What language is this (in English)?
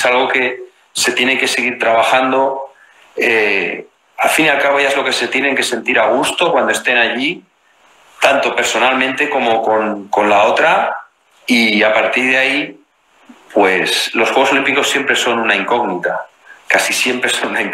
Spanish